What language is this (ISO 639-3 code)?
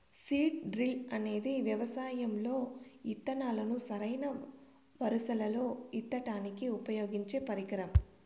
tel